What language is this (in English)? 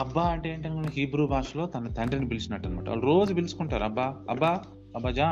Telugu